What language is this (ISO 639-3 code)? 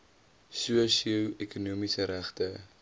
afr